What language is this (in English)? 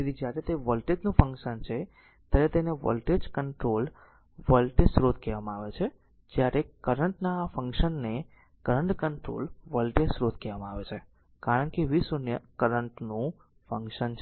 Gujarati